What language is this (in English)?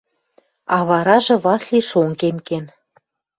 Western Mari